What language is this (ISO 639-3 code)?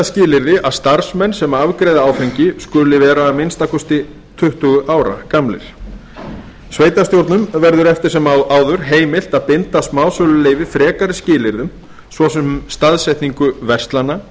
isl